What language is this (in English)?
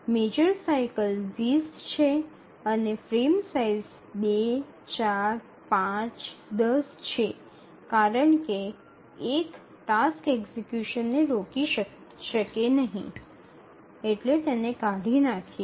Gujarati